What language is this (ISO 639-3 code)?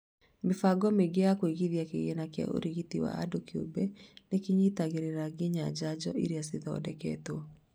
kik